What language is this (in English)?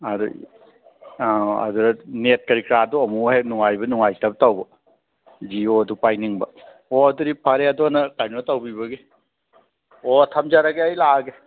Manipuri